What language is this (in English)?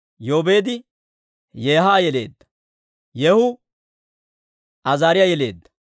Dawro